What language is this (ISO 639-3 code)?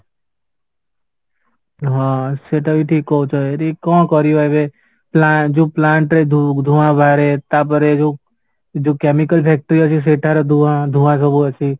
ori